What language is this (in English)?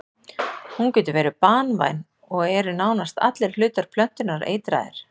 Icelandic